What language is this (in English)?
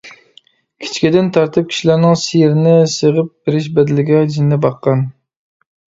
Uyghur